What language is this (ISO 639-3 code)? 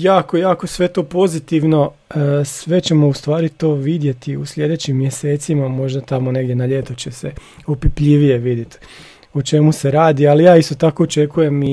hrv